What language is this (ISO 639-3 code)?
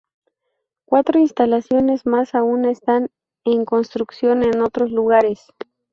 spa